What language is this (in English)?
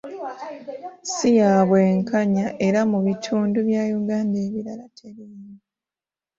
Ganda